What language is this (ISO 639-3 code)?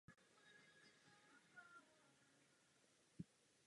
ces